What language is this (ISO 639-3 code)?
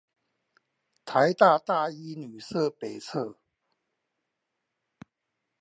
zho